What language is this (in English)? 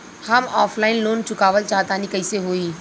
Bhojpuri